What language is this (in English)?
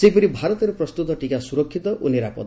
Odia